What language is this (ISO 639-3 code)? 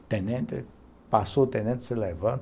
por